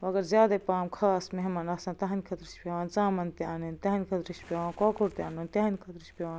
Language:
Kashmiri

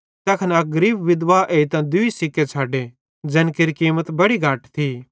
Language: Bhadrawahi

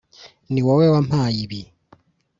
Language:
Kinyarwanda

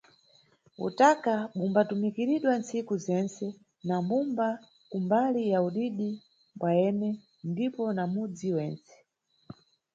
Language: Nyungwe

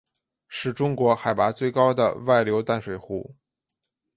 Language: Chinese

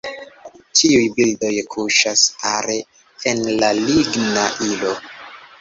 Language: Esperanto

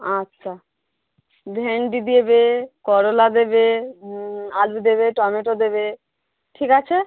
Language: Bangla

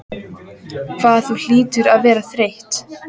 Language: Icelandic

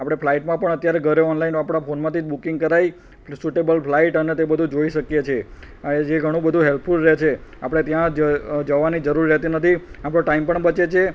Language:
Gujarati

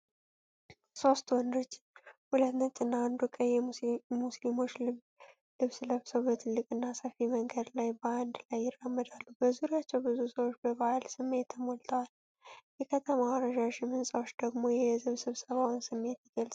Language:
Amharic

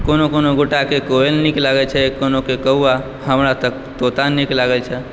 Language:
Maithili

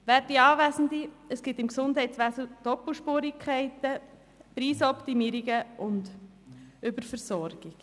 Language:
Swiss German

